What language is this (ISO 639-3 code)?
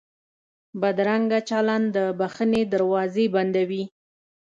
pus